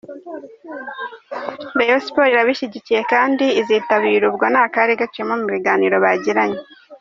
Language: Kinyarwanda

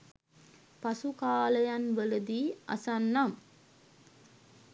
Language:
Sinhala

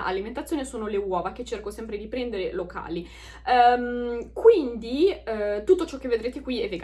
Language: Italian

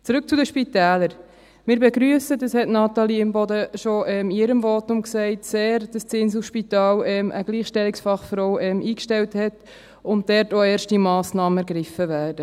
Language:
Swiss German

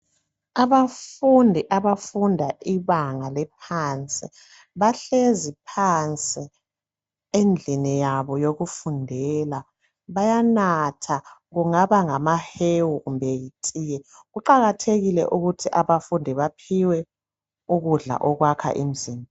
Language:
North Ndebele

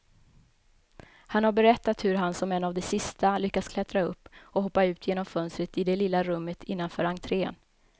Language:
Swedish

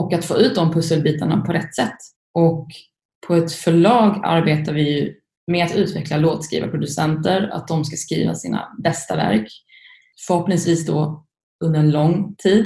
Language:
Swedish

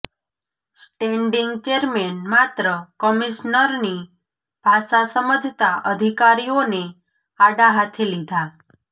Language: Gujarati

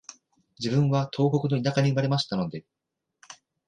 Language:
Japanese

